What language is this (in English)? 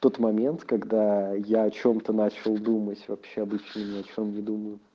Russian